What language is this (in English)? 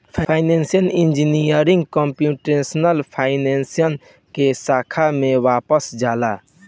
Bhojpuri